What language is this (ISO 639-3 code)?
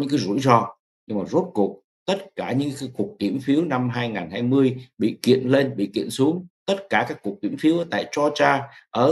vie